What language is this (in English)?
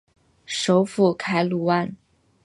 Chinese